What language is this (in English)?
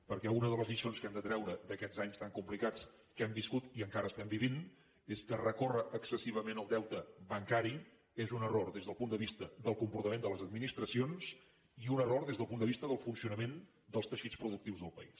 Catalan